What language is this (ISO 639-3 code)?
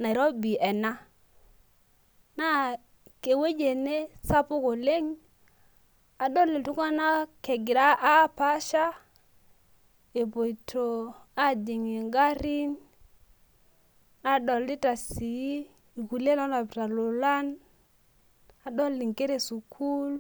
mas